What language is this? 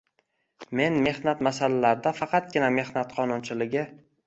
Uzbek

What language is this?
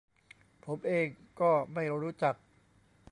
Thai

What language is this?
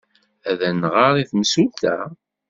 Kabyle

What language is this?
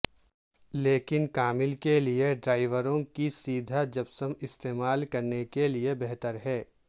Urdu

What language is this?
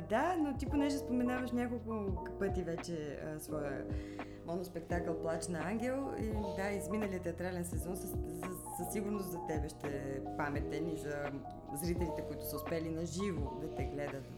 Bulgarian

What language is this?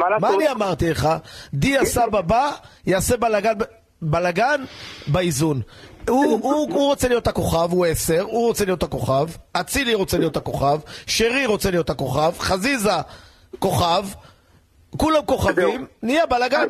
Hebrew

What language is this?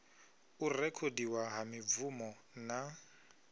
Venda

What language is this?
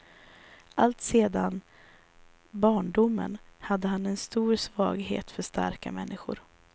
Swedish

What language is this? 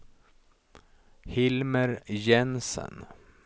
Swedish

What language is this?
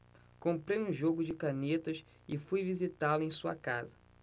Portuguese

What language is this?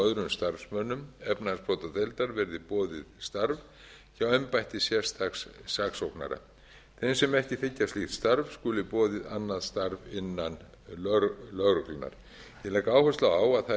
Icelandic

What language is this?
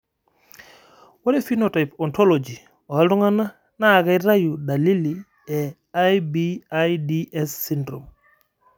Masai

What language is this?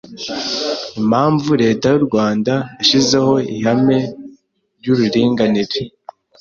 Kinyarwanda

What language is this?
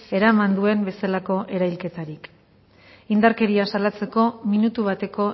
Basque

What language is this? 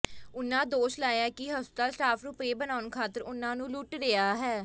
Punjabi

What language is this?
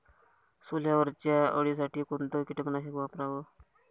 Marathi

